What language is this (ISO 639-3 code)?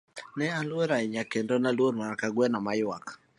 luo